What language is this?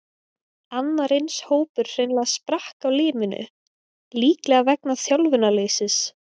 Icelandic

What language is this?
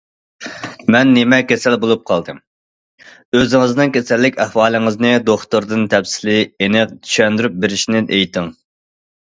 Uyghur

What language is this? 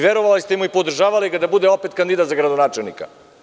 Serbian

